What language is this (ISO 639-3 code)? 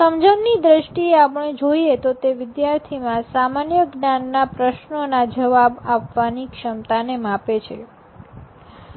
guj